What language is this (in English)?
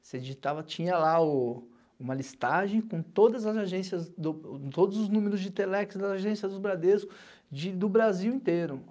Portuguese